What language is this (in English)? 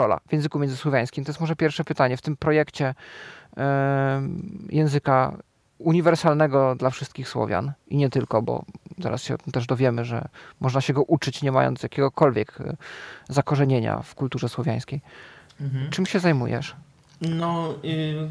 Polish